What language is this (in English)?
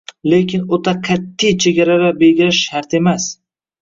Uzbek